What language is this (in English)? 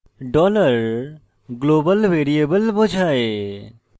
Bangla